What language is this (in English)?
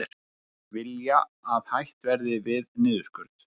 Icelandic